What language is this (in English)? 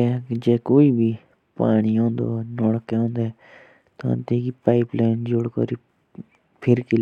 Jaunsari